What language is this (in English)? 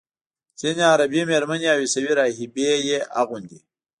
Pashto